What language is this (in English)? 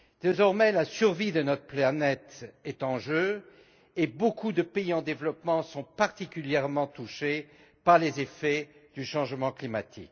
French